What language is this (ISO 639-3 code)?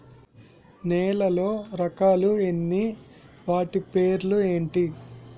tel